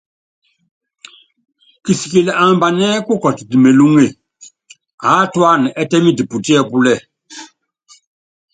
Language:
Yangben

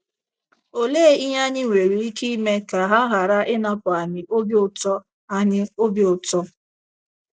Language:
Igbo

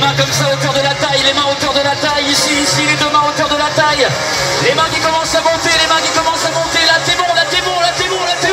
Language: French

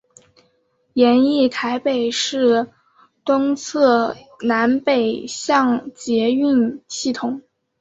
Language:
Chinese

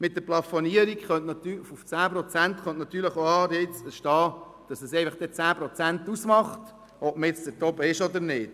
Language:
Swiss German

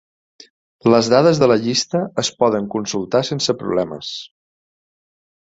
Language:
Catalan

